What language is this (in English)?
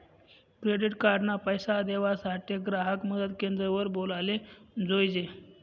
Marathi